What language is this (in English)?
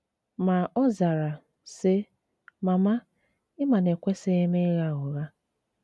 Igbo